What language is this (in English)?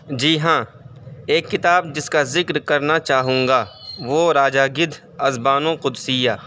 Urdu